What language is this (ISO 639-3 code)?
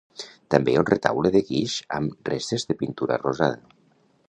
cat